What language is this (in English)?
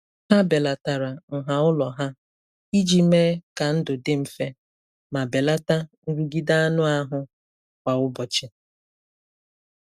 Igbo